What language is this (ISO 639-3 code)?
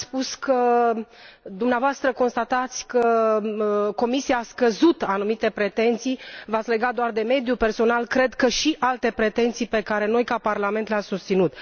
ron